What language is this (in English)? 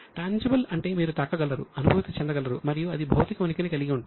Telugu